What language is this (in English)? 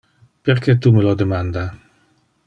Interlingua